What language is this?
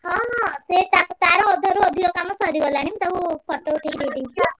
Odia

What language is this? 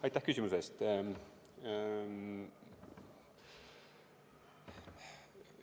Estonian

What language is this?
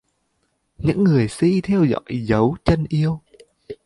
Vietnamese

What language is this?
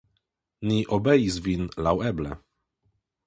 Esperanto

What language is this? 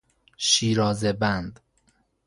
Persian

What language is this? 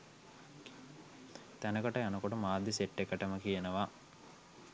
Sinhala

